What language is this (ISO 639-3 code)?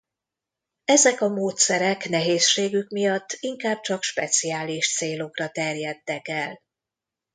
hun